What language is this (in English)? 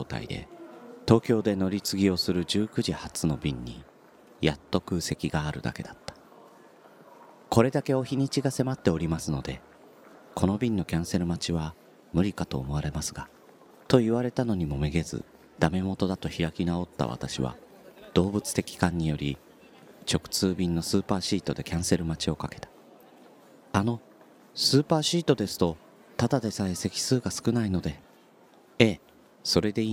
Japanese